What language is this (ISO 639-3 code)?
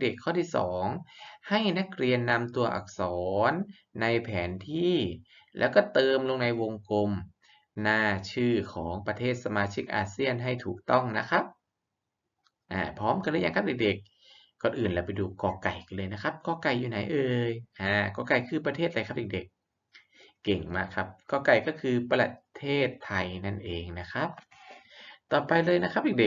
tha